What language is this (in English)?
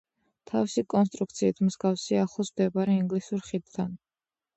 Georgian